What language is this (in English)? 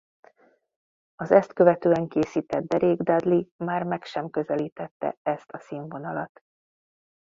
Hungarian